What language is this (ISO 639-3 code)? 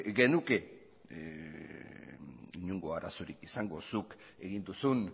eus